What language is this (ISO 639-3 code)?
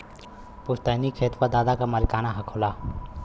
bho